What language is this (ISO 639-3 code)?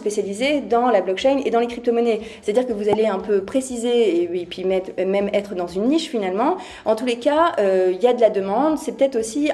fra